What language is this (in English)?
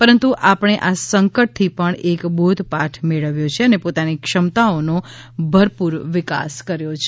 Gujarati